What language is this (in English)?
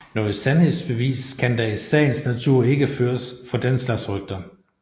Danish